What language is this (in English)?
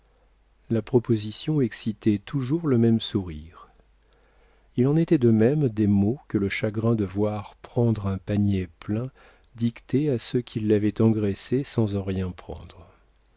French